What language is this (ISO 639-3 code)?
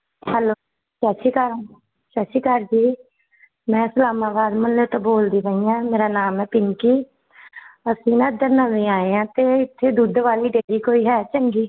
pan